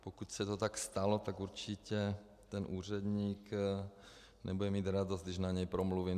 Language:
Czech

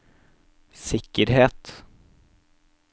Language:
Norwegian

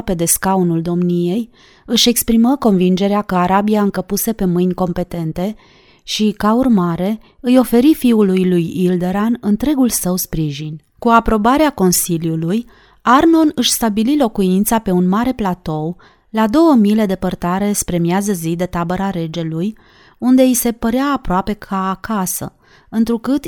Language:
Romanian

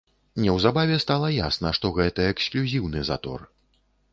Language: Belarusian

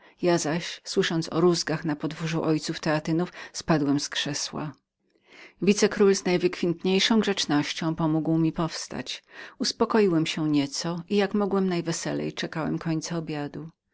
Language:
Polish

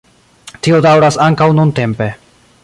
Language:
Esperanto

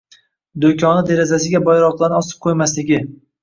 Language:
Uzbek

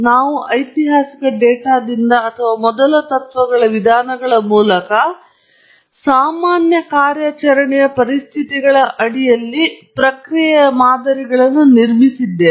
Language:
Kannada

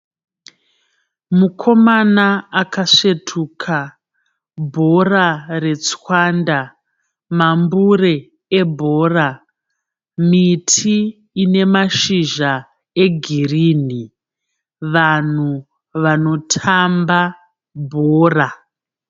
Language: Shona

